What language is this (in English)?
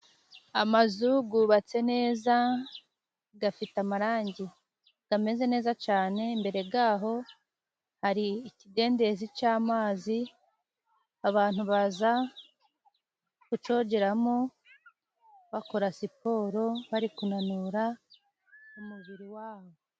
Kinyarwanda